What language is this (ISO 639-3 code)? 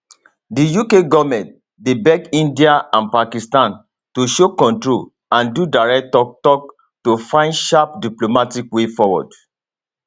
pcm